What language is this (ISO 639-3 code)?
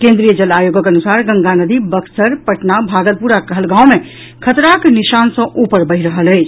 mai